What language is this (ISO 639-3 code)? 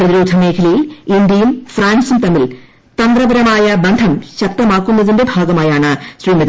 mal